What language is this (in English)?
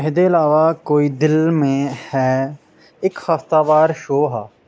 Dogri